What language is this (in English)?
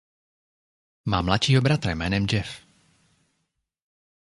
Czech